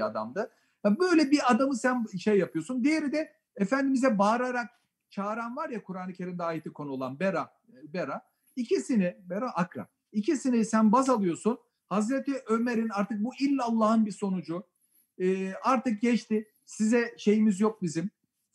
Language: Turkish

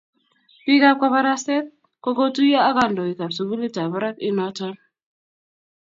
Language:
Kalenjin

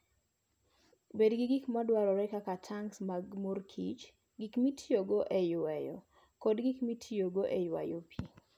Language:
Luo (Kenya and Tanzania)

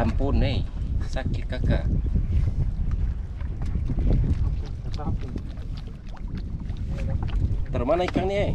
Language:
Indonesian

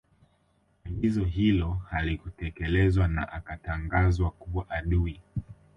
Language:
Swahili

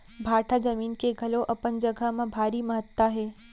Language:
Chhattisgarhi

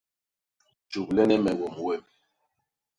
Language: Basaa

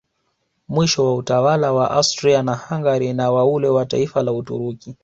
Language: Swahili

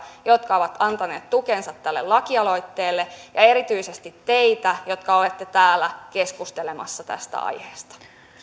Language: Finnish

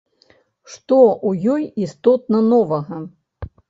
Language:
Belarusian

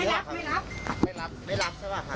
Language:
Thai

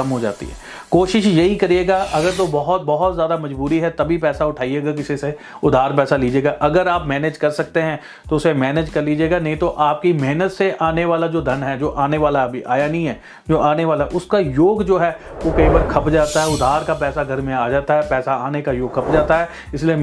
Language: Hindi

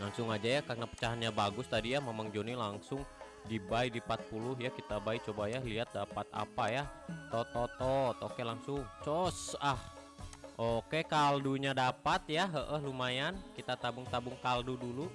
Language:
Indonesian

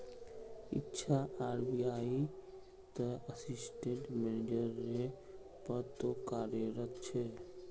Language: Magahi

